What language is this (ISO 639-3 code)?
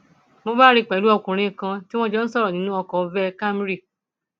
yor